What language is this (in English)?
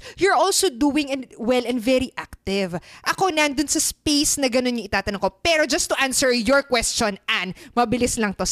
Filipino